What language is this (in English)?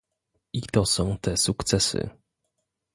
Polish